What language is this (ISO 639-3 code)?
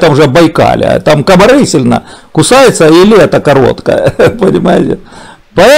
rus